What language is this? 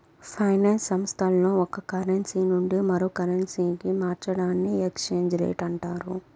Telugu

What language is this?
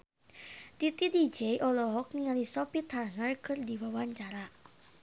Sundanese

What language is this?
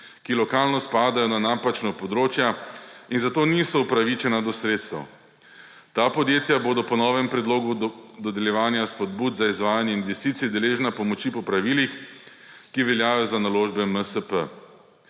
Slovenian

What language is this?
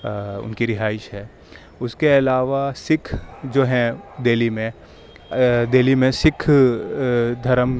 Urdu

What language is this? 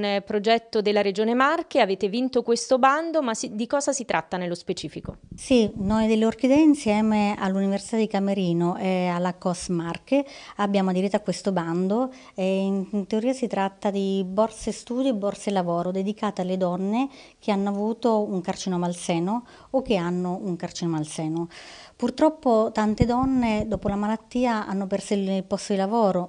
Italian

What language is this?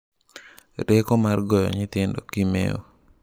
Luo (Kenya and Tanzania)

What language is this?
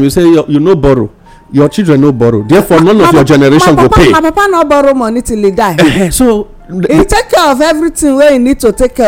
English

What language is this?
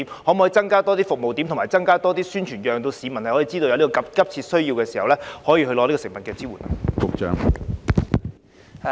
Cantonese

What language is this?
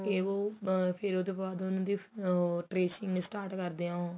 Punjabi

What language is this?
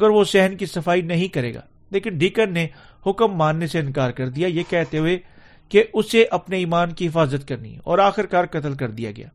Urdu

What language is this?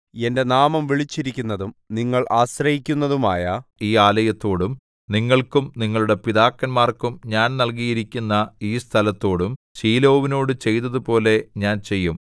Malayalam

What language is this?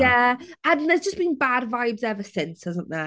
Welsh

